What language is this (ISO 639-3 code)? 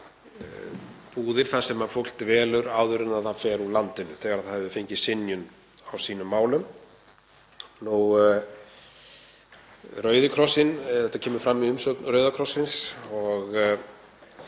isl